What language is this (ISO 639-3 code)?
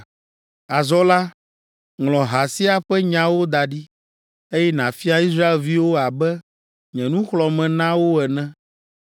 ewe